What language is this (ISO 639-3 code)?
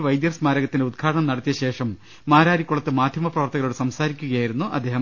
mal